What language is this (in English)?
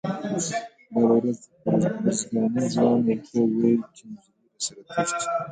Pashto